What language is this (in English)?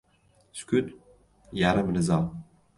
Uzbek